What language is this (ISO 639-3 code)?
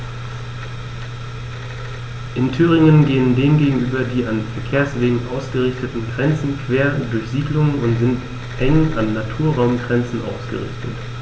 deu